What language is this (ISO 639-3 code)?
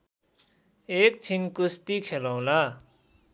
nep